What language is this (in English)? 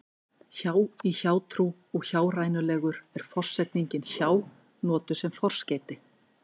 Icelandic